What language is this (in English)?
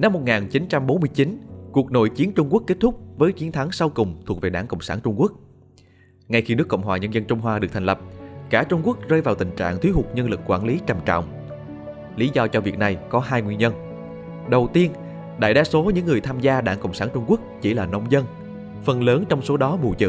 Vietnamese